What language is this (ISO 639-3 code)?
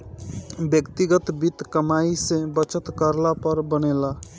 bho